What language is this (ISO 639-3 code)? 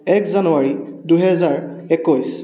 asm